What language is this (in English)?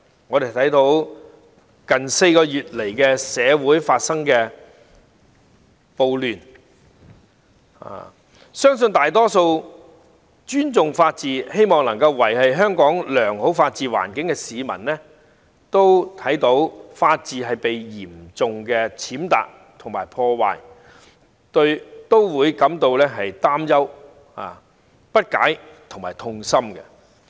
Cantonese